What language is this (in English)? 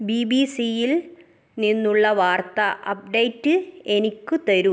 Malayalam